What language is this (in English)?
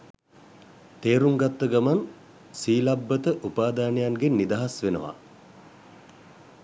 Sinhala